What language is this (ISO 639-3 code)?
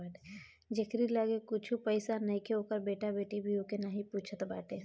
bho